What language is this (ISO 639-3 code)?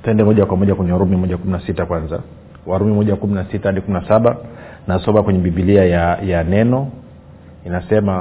swa